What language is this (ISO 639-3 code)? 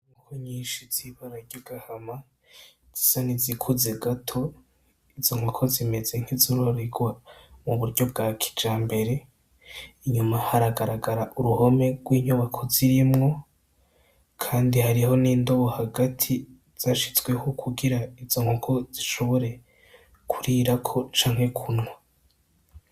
run